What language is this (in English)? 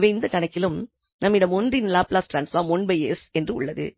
Tamil